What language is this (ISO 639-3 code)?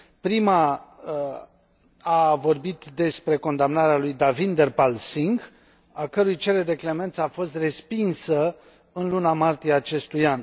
ron